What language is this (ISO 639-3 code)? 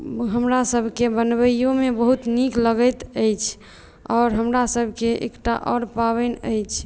mai